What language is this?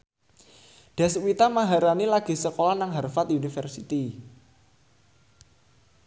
Javanese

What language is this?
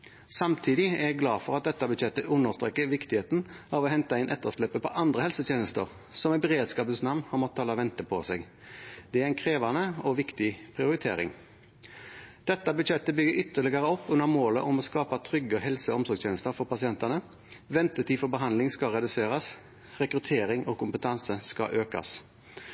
Norwegian Bokmål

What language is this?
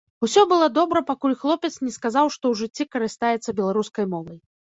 Belarusian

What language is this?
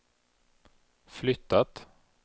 Swedish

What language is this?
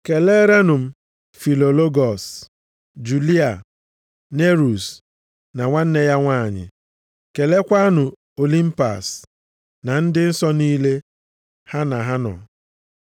Igbo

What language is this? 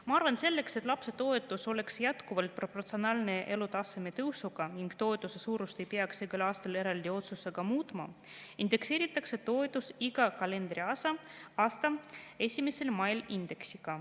Estonian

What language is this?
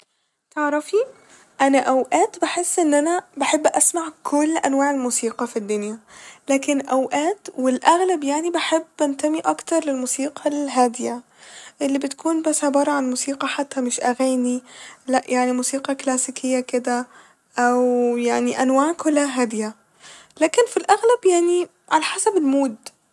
Egyptian Arabic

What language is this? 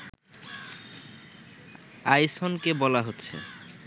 Bangla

